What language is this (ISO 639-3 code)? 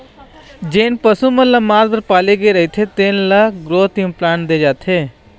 hne